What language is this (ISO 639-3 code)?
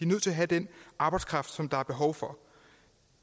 dan